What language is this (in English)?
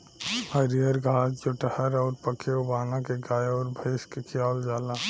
Bhojpuri